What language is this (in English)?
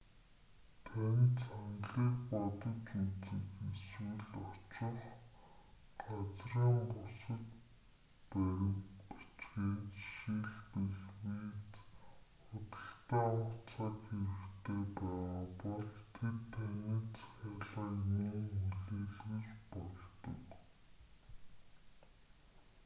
Mongolian